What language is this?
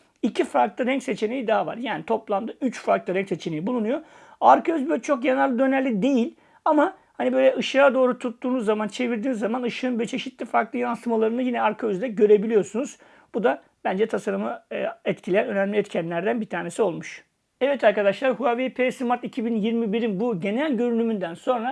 Turkish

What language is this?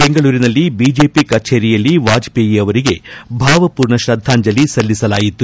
Kannada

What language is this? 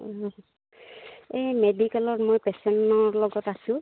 Assamese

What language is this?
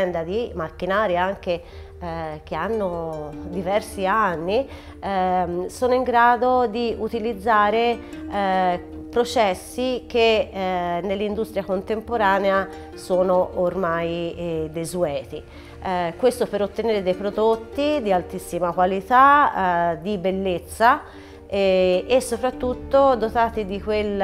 Italian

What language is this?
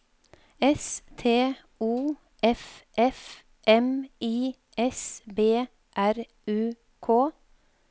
Norwegian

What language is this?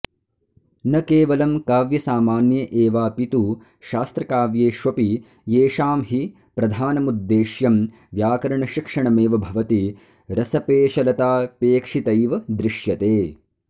Sanskrit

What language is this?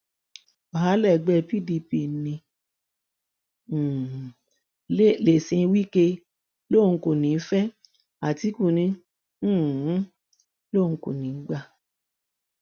Yoruba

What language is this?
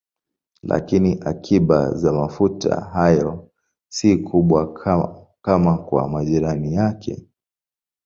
Swahili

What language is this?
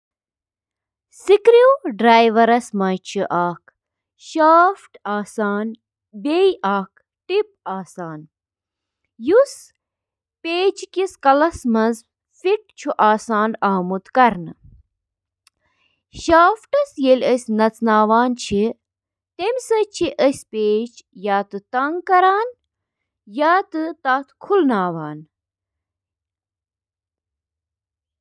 Kashmiri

